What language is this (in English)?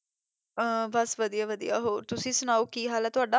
Punjabi